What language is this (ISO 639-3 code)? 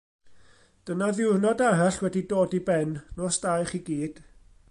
cym